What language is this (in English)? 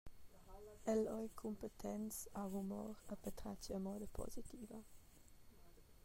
Romansh